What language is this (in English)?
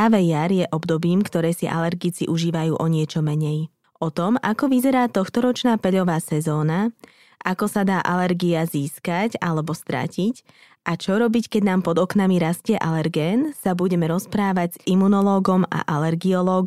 Slovak